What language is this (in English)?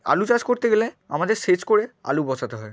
Bangla